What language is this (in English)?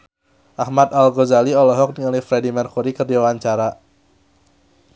Sundanese